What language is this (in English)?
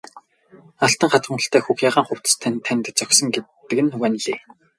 Mongolian